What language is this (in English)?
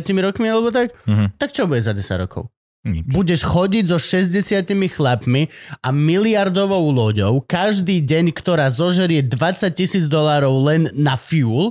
Slovak